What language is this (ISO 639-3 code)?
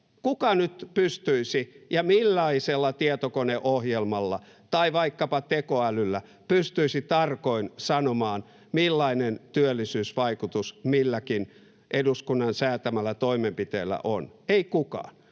fin